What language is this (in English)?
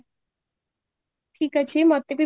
Odia